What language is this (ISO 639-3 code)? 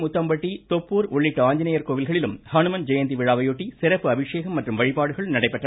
tam